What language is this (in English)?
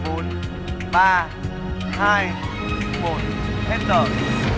Vietnamese